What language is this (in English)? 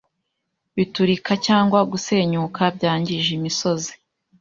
Kinyarwanda